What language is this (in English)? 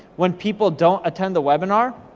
English